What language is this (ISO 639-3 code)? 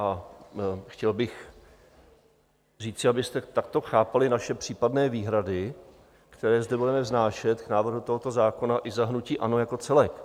ces